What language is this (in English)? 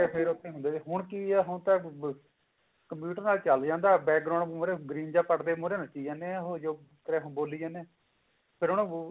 Punjabi